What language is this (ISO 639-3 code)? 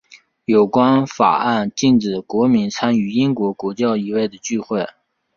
zho